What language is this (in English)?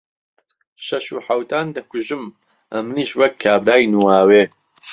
Central Kurdish